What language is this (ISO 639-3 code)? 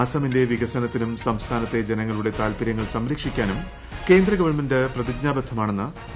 mal